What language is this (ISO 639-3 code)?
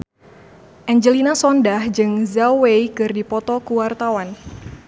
sun